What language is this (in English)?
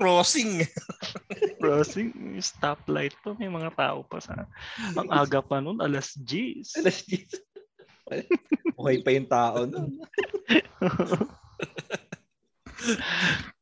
Filipino